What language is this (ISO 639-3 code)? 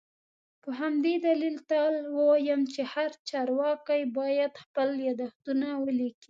pus